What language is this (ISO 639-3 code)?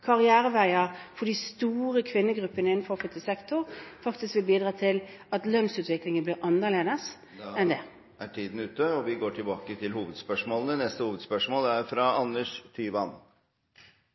nor